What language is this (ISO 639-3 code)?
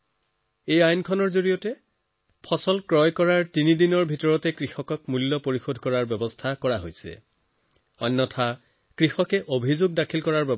asm